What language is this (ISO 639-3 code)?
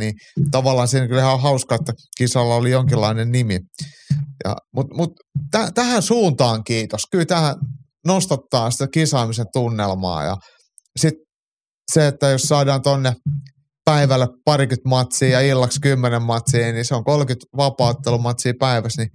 fin